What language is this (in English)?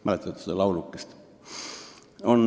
Estonian